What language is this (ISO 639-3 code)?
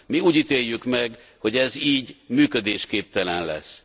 hun